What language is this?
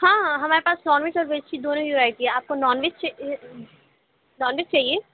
Urdu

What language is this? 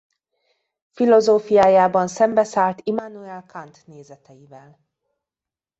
Hungarian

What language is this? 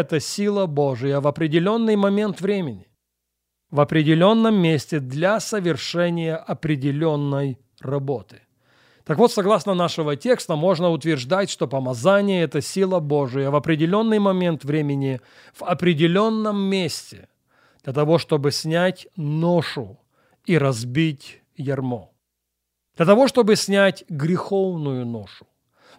Russian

